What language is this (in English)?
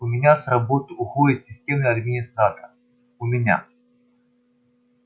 Russian